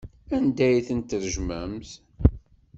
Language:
Kabyle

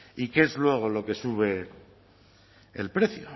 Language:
Spanish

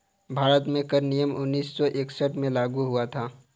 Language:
Hindi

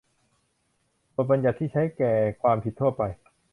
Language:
Thai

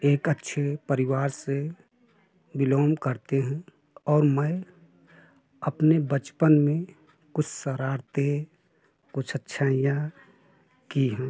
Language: Hindi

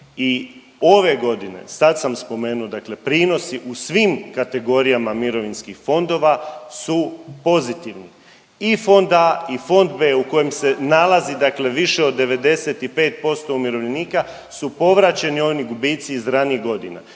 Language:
Croatian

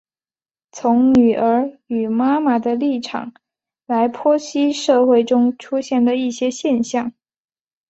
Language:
Chinese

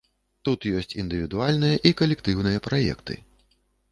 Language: Belarusian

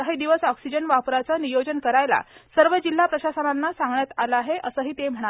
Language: Marathi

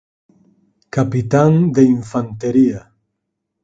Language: Galician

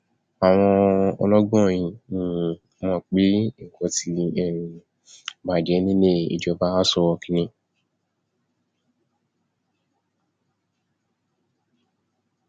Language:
Yoruba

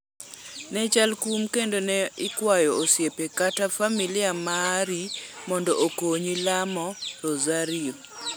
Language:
Luo (Kenya and Tanzania)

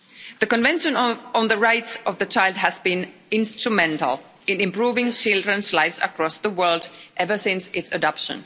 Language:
English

